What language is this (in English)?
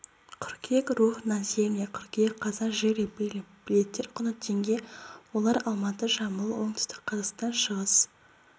Kazakh